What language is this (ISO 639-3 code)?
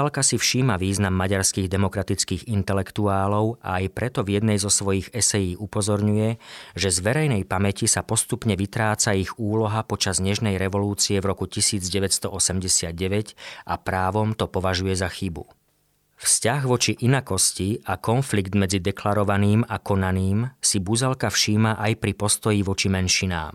slk